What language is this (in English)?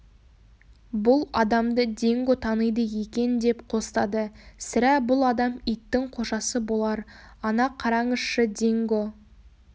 Kazakh